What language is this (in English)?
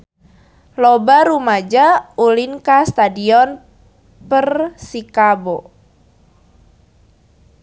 Sundanese